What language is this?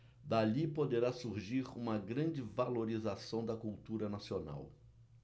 Portuguese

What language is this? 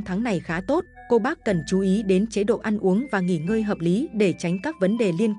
Vietnamese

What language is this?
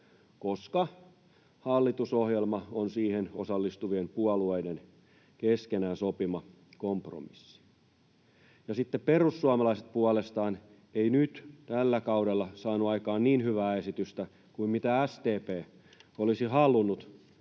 Finnish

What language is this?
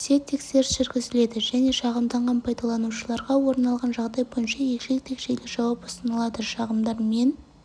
Kazakh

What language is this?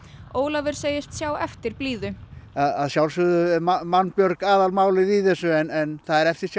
Icelandic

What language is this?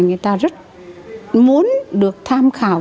Vietnamese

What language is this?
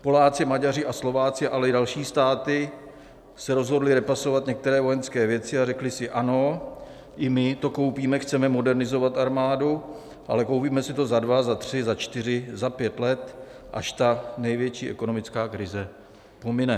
Czech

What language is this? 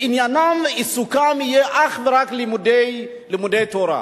Hebrew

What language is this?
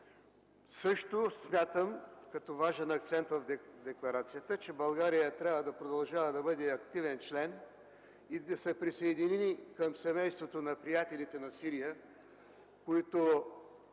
Bulgarian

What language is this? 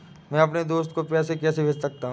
Hindi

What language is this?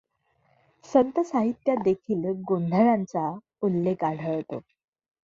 Marathi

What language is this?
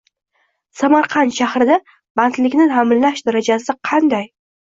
Uzbek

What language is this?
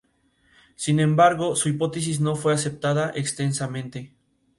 Spanish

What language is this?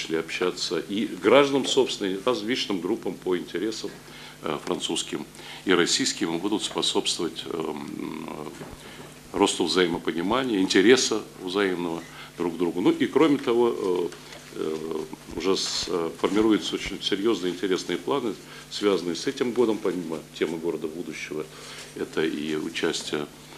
Russian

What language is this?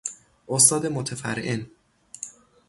Persian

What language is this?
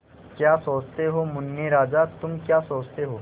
Hindi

